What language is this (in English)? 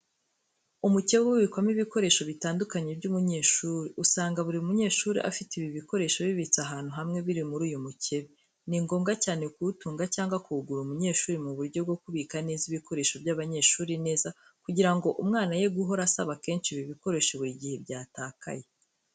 Kinyarwanda